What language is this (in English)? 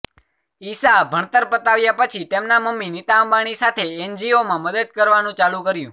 Gujarati